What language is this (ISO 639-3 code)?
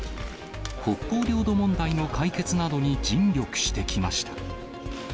jpn